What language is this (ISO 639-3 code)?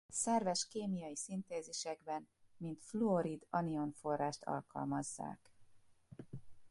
hun